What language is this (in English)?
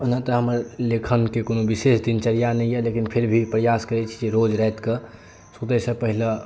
Maithili